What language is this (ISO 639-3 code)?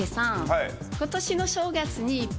jpn